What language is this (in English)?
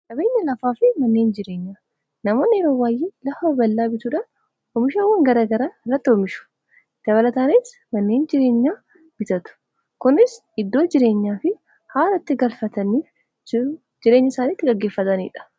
Oromo